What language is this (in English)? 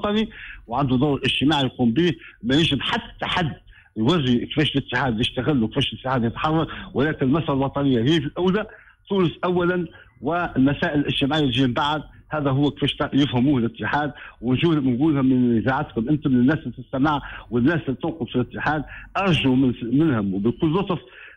Arabic